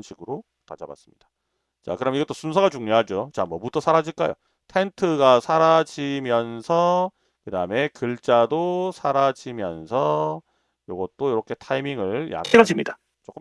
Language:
Korean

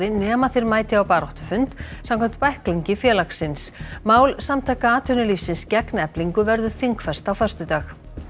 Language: Icelandic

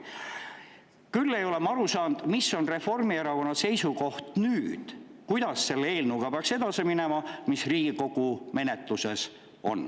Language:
Estonian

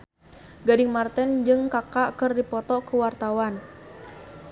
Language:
Sundanese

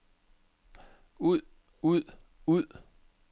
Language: Danish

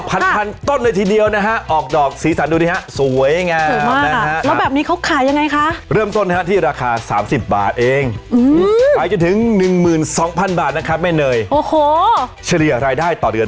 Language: Thai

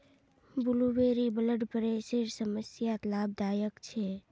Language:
Magahi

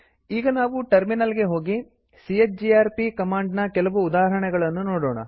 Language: Kannada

